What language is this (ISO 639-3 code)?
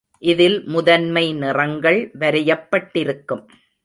tam